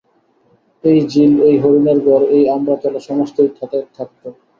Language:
Bangla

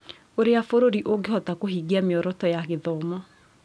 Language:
Kikuyu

